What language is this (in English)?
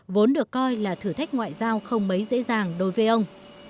Vietnamese